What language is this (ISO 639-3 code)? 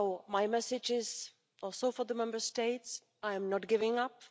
eng